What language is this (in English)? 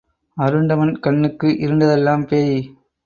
Tamil